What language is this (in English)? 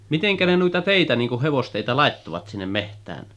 Finnish